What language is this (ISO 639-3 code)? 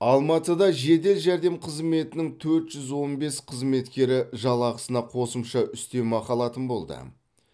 kaz